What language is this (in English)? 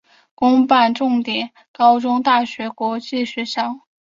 Chinese